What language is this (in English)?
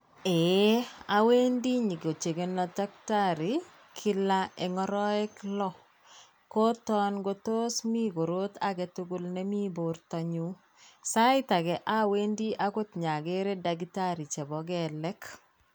Kalenjin